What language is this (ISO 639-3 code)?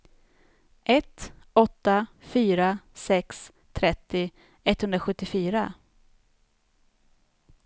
swe